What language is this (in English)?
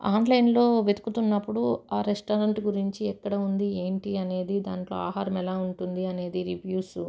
Telugu